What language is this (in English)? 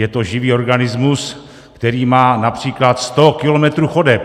Czech